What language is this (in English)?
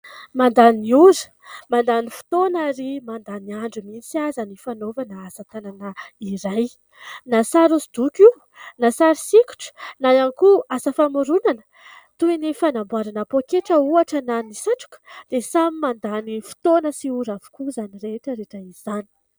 Malagasy